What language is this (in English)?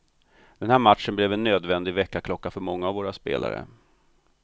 Swedish